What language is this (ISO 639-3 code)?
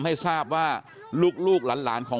tha